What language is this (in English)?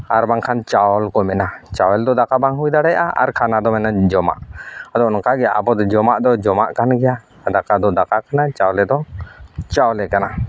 Santali